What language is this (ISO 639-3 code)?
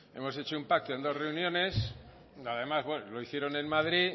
spa